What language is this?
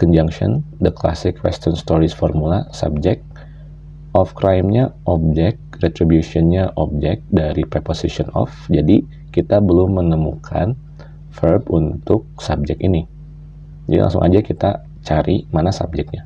Indonesian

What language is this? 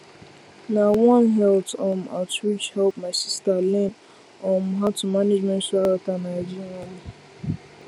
Nigerian Pidgin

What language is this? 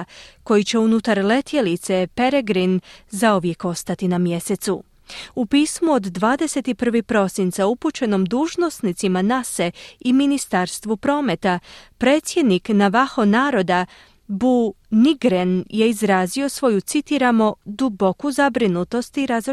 Croatian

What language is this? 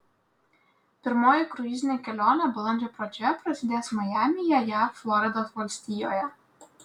Lithuanian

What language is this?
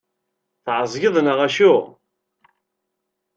Kabyle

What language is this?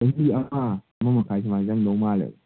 Manipuri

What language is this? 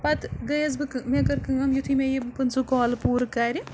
Kashmiri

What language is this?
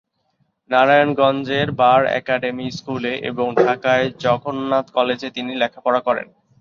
Bangla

